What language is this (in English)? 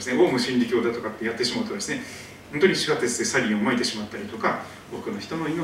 Japanese